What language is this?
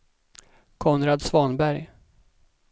Swedish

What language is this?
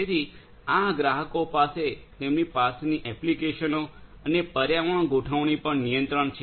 Gujarati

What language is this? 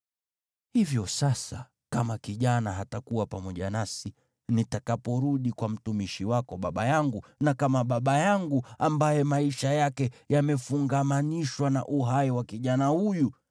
Swahili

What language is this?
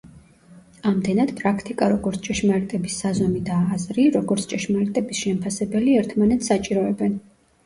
Georgian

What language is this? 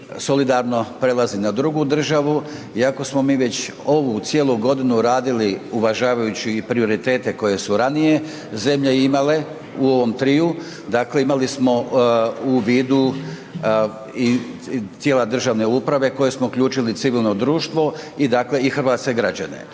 Croatian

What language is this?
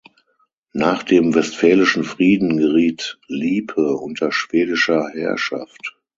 German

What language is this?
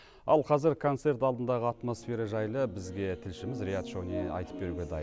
Kazakh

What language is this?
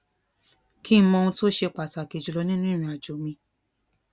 Yoruba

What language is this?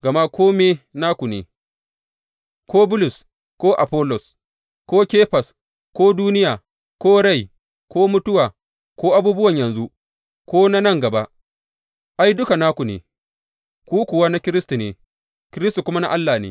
Hausa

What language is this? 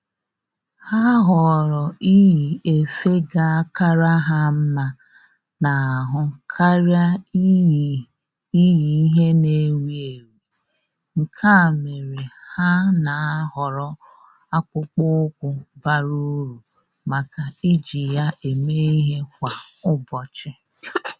Igbo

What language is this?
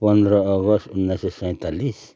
Nepali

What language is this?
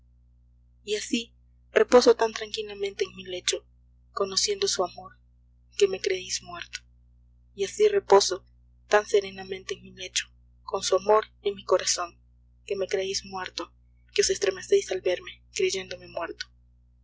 Spanish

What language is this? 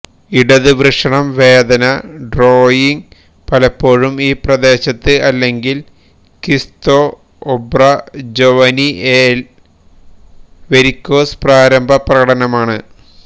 Malayalam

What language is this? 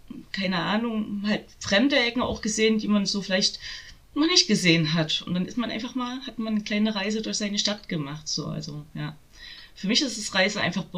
German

